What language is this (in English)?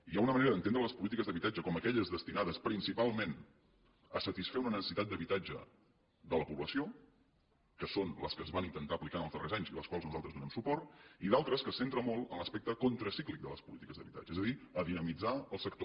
Catalan